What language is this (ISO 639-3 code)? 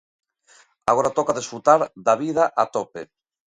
glg